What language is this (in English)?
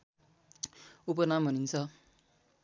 Nepali